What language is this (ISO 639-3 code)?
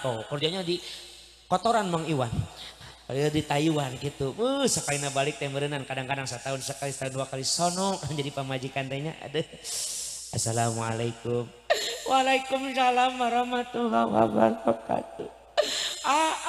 ind